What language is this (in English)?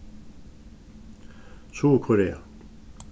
Faroese